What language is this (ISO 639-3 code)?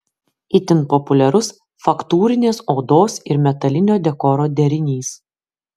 lit